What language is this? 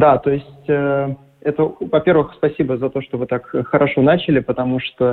Russian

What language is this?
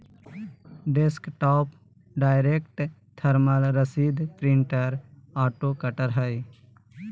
Magahi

